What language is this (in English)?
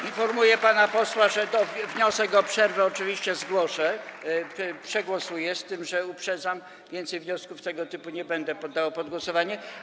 Polish